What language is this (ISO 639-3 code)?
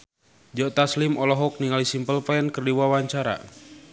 sun